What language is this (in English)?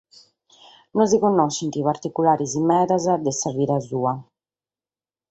Sardinian